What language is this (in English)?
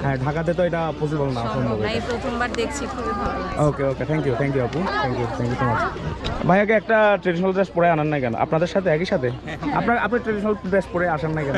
Bangla